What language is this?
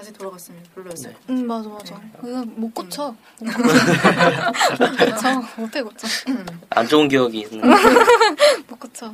Korean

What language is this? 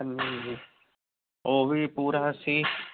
Punjabi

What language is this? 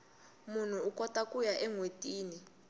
Tsonga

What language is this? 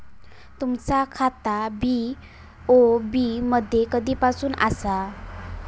Marathi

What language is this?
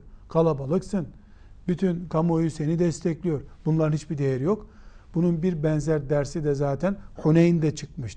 Turkish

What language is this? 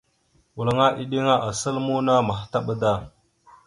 Mada (Cameroon)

